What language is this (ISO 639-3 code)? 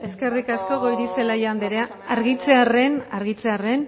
eus